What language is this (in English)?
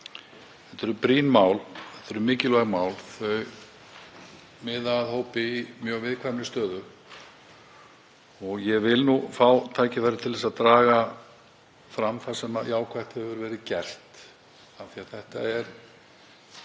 Icelandic